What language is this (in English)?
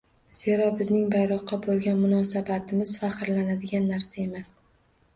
Uzbek